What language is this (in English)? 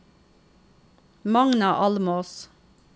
Norwegian